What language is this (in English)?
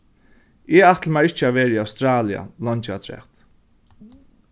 Faroese